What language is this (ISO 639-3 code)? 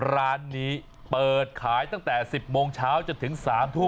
tha